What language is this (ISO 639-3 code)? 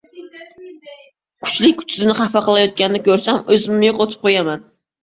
uzb